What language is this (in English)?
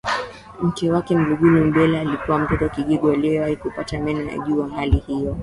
Swahili